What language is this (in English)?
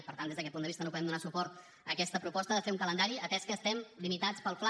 Catalan